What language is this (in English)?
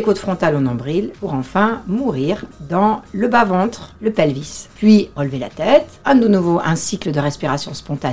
French